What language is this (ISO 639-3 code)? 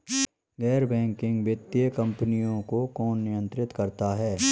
hin